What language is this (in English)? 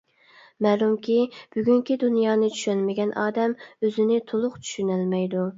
Uyghur